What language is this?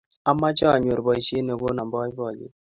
Kalenjin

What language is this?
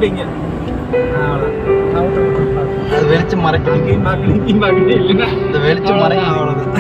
Russian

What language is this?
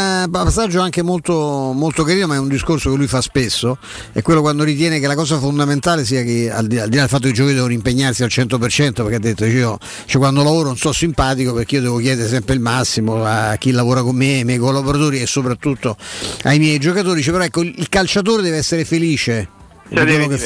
Italian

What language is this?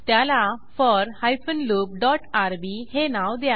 Marathi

